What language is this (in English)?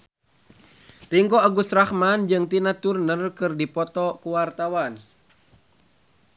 Sundanese